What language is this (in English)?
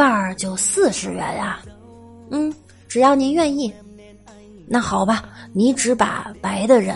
Chinese